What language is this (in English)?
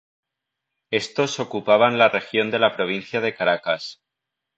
Spanish